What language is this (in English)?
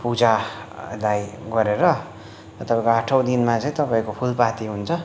Nepali